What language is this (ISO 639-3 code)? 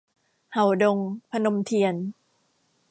tha